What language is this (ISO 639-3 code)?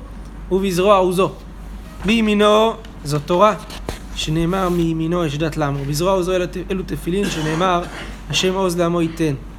heb